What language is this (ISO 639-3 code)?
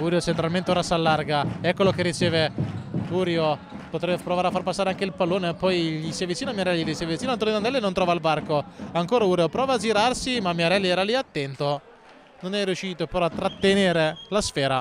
ita